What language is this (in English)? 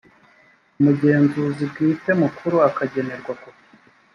Kinyarwanda